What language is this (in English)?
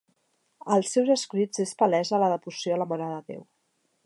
Catalan